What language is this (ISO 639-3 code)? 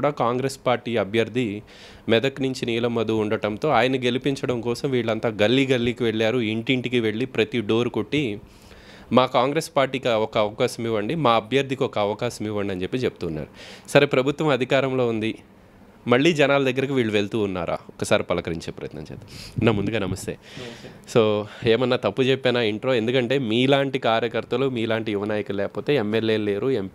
tel